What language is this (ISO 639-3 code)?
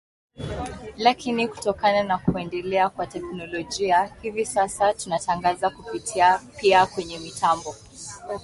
swa